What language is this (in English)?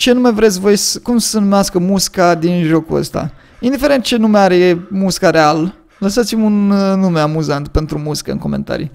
Romanian